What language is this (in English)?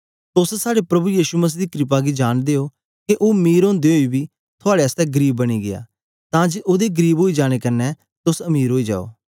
Dogri